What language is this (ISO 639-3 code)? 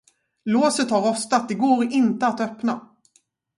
swe